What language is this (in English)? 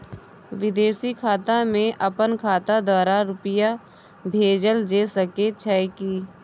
Maithili